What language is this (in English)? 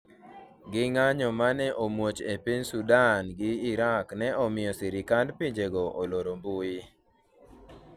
Luo (Kenya and Tanzania)